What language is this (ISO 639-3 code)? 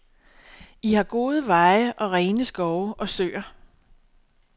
dan